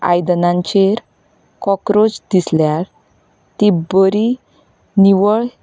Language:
Konkani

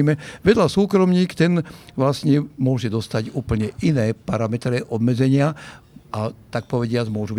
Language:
Slovak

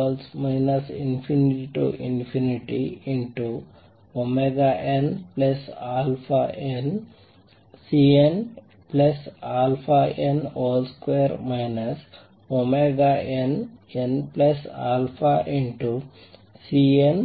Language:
Kannada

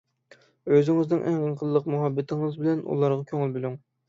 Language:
Uyghur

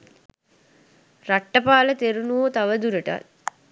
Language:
Sinhala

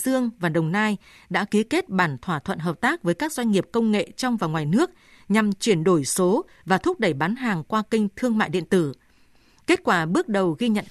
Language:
Vietnamese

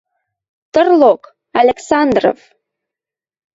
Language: Western Mari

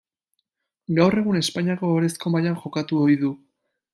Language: Basque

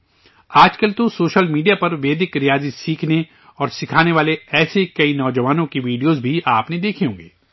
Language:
Urdu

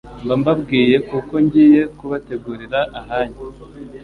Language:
Kinyarwanda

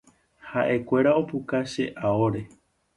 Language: Guarani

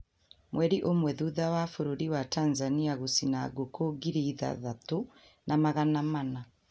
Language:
Kikuyu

